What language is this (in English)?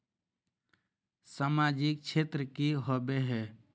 Magahi